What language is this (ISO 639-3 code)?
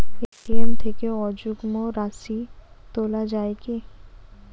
ben